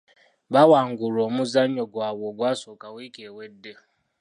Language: Ganda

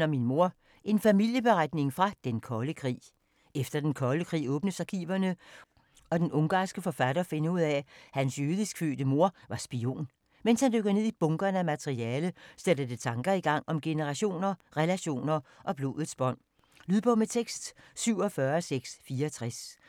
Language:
Danish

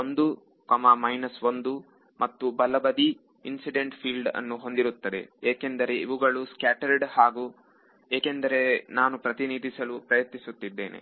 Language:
Kannada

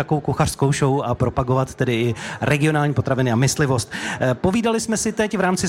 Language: Czech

